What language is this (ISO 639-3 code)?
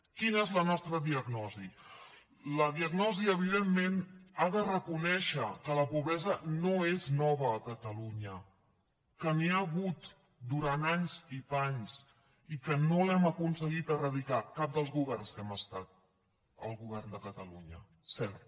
cat